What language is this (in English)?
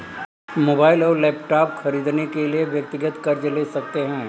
Hindi